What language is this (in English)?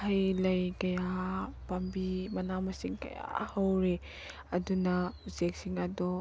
Manipuri